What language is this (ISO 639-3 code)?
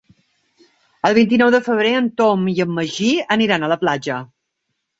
cat